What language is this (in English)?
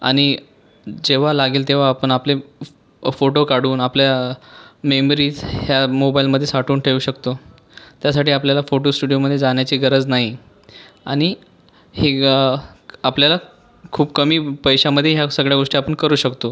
Marathi